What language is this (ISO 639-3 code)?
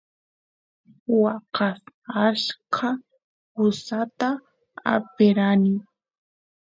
qus